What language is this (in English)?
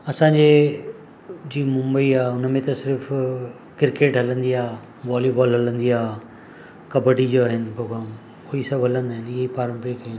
Sindhi